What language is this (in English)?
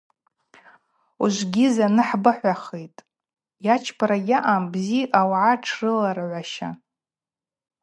Abaza